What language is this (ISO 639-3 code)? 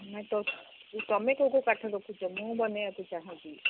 ori